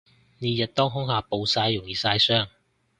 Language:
Cantonese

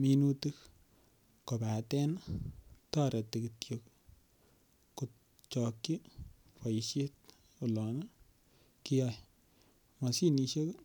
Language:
Kalenjin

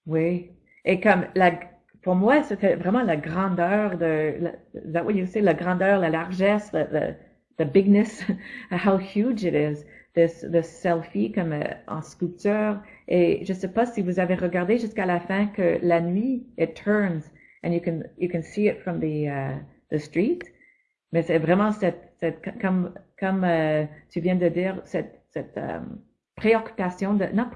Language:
French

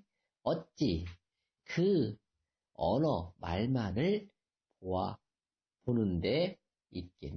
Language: Korean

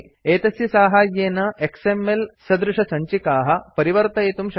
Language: Sanskrit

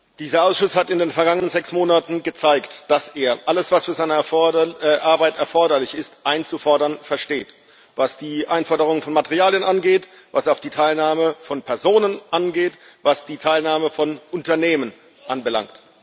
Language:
German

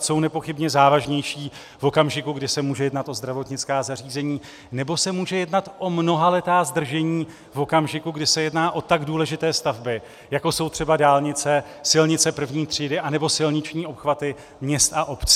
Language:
Czech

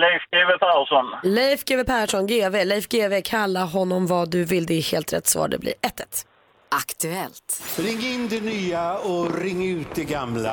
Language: Swedish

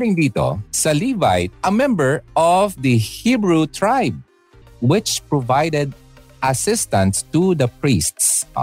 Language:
Filipino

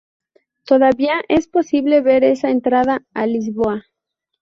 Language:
Spanish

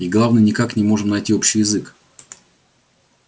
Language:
Russian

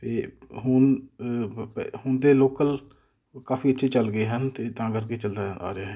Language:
Punjabi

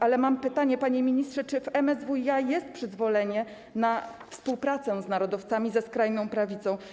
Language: Polish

